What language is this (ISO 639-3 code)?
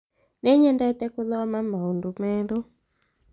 kik